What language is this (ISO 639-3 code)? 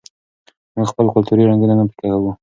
pus